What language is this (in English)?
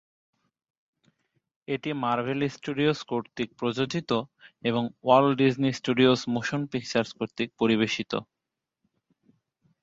Bangla